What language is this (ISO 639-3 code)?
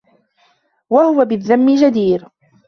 ara